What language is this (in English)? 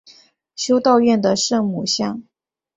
Chinese